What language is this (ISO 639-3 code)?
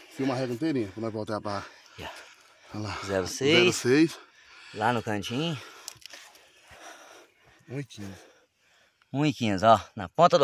por